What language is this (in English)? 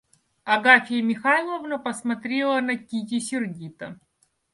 Russian